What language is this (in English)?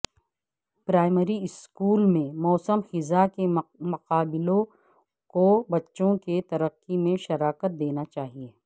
Urdu